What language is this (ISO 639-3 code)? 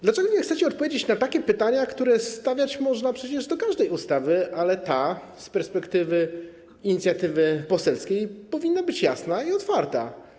pol